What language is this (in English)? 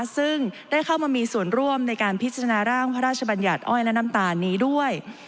Thai